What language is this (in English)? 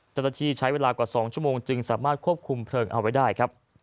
Thai